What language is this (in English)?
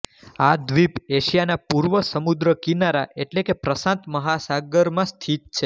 Gujarati